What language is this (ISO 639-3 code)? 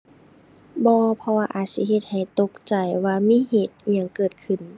tha